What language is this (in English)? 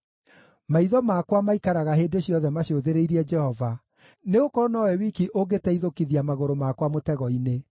Kikuyu